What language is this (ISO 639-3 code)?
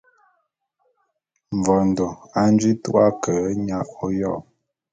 bum